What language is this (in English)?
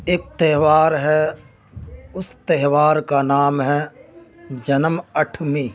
Urdu